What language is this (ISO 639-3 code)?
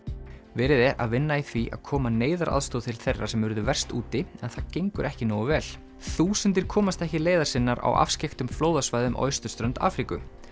isl